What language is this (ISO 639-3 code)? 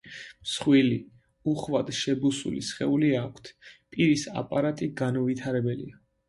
kat